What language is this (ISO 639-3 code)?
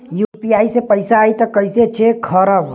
bho